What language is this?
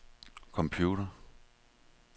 Danish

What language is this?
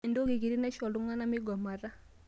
Masai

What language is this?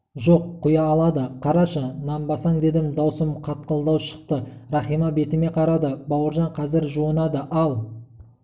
Kazakh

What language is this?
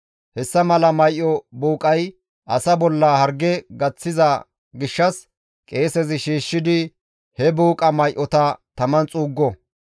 Gamo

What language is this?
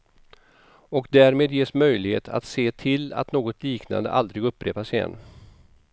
Swedish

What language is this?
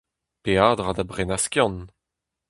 Breton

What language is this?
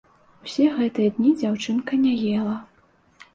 Belarusian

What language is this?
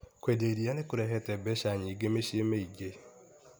Kikuyu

